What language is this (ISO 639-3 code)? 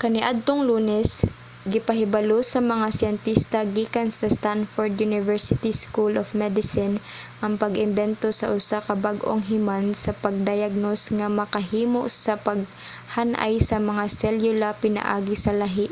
ceb